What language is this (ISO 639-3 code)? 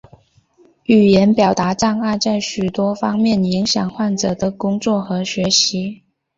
zho